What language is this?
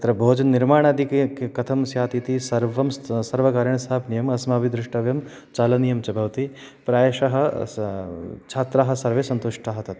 Sanskrit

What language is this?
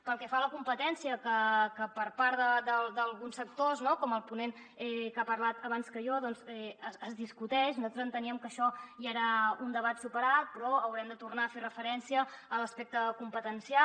Catalan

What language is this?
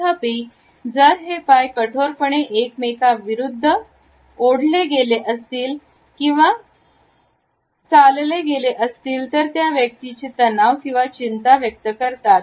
Marathi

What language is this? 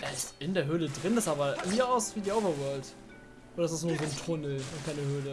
German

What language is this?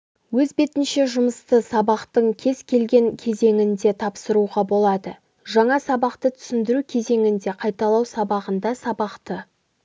Kazakh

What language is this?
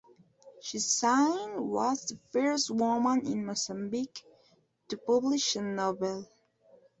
English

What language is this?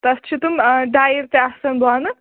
Kashmiri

